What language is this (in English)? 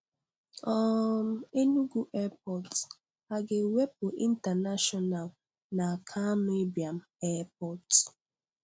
Igbo